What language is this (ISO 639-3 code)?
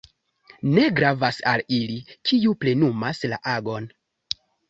epo